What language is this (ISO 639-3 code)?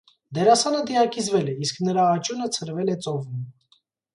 hye